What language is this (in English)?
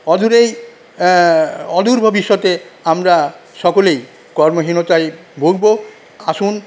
Bangla